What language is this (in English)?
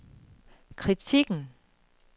Danish